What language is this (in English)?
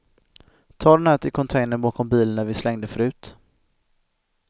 Swedish